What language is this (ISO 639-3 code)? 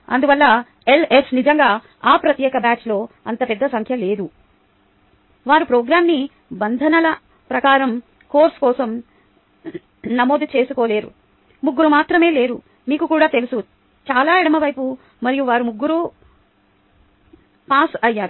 tel